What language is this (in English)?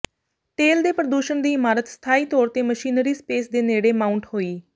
Punjabi